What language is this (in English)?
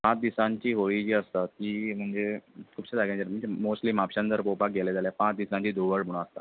Konkani